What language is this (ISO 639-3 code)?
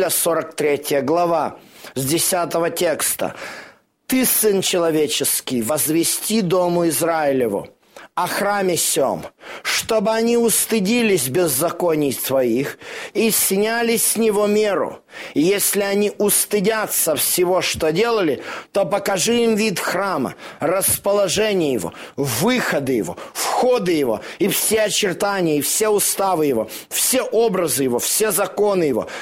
rus